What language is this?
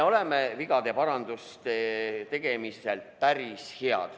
Estonian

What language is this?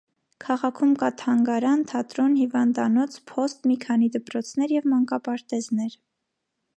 Armenian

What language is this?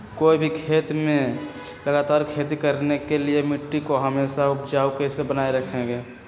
Magahi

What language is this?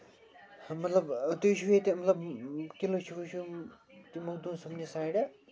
Kashmiri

